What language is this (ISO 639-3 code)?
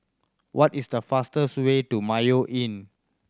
eng